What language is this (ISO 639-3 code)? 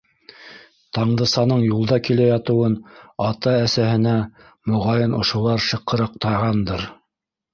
bak